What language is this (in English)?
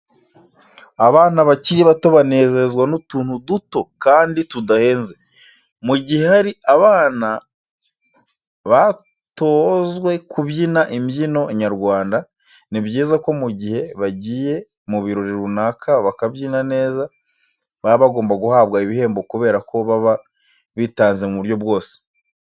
Kinyarwanda